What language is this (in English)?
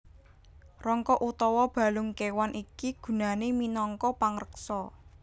Javanese